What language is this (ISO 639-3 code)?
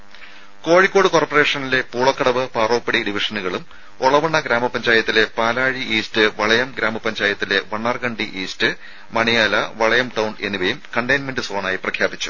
mal